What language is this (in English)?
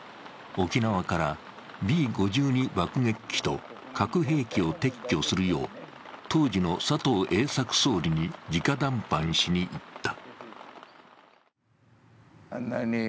Japanese